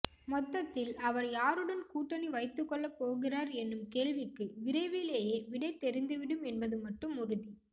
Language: Tamil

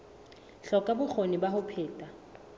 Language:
Southern Sotho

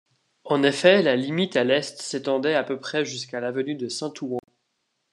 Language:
French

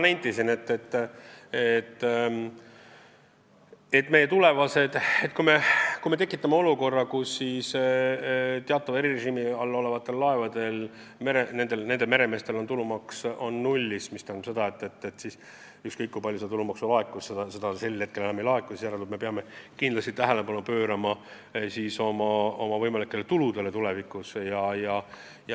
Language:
Estonian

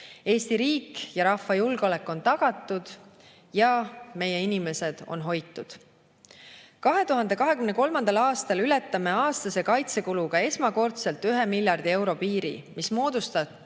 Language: Estonian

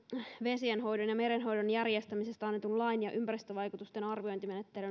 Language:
Finnish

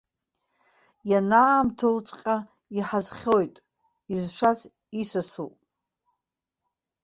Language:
Abkhazian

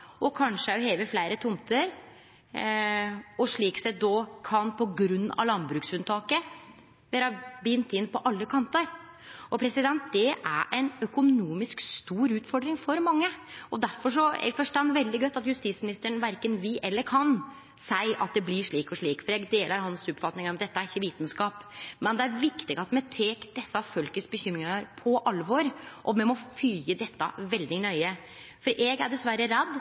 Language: Norwegian Nynorsk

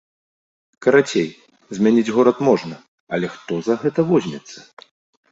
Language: Belarusian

